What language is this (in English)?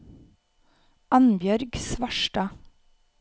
Norwegian